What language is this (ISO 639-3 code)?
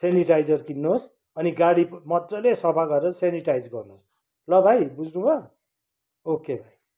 nep